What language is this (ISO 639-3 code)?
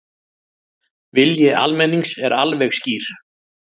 isl